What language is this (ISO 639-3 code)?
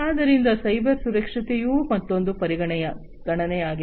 kan